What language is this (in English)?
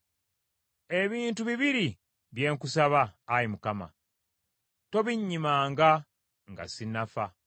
Ganda